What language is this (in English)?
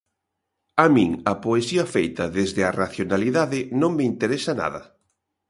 Galician